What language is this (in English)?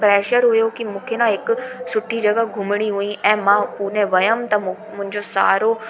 Sindhi